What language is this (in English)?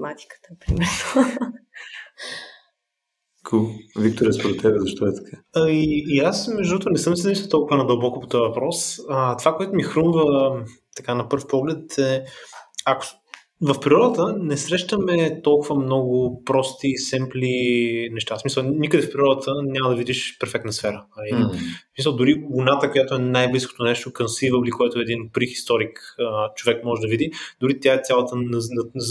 Bulgarian